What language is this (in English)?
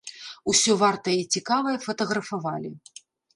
Belarusian